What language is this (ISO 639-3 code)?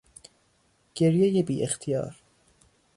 fas